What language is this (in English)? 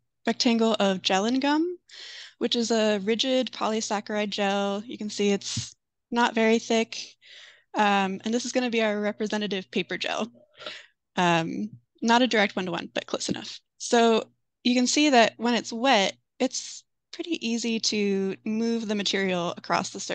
English